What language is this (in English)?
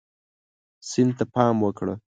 Pashto